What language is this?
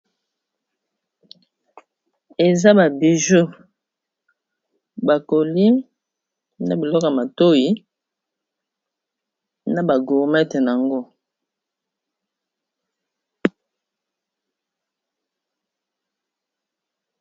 Lingala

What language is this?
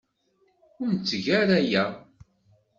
Kabyle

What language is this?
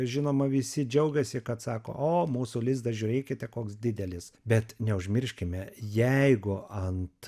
Lithuanian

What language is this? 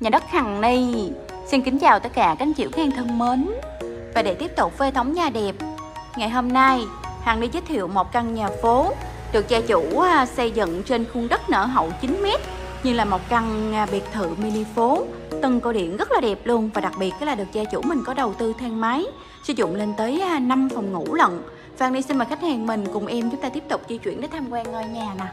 Vietnamese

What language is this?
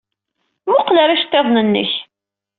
Kabyle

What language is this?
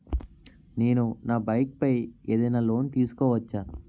Telugu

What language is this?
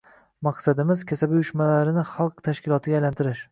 Uzbek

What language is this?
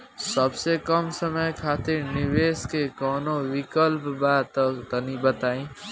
Bhojpuri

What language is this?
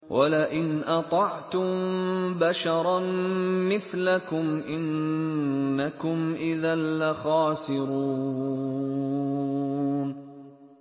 Arabic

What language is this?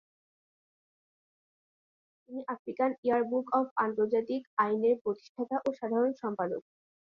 Bangla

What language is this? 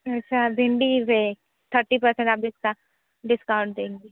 Hindi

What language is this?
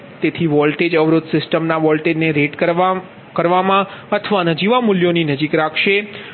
Gujarati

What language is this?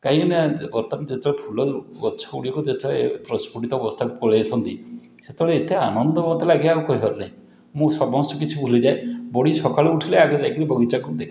Odia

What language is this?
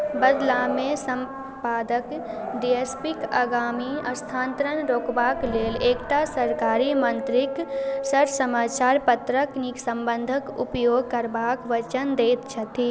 Maithili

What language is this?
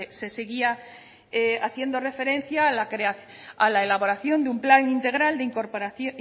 Spanish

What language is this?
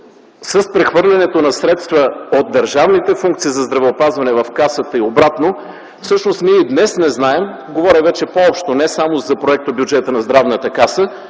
Bulgarian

